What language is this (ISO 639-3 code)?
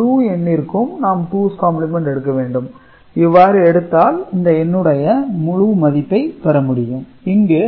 tam